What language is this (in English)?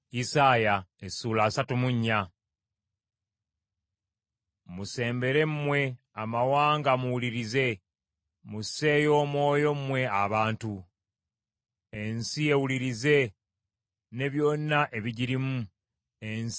Ganda